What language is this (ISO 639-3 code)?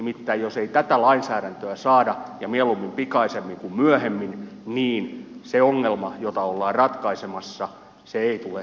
fin